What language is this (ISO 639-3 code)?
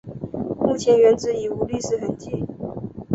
zho